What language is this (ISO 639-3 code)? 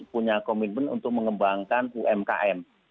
ind